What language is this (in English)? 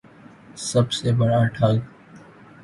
Urdu